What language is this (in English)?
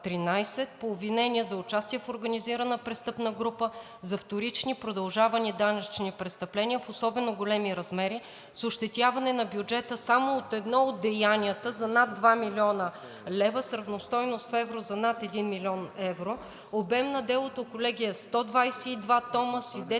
Bulgarian